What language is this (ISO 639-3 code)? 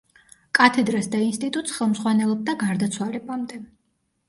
kat